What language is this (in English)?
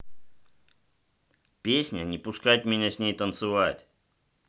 Russian